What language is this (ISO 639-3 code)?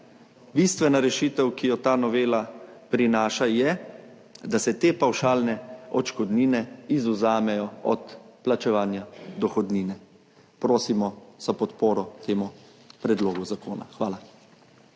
slv